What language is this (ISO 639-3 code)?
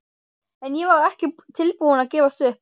isl